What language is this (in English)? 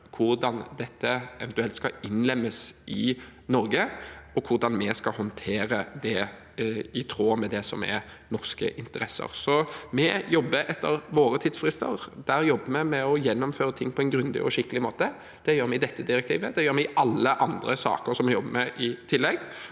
Norwegian